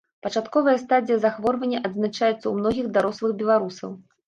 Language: Belarusian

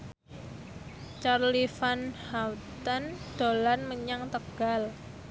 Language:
Javanese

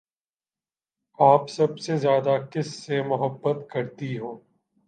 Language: Urdu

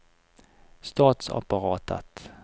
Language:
Norwegian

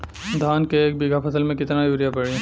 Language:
Bhojpuri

